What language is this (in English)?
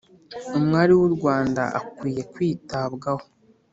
Kinyarwanda